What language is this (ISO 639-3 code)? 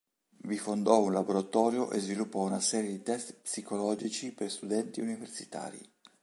ita